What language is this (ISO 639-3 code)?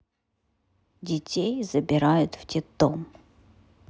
rus